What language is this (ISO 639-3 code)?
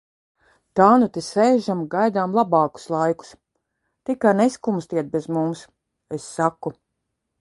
lav